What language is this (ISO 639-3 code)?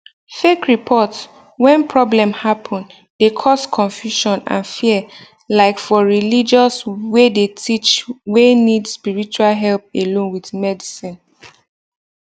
pcm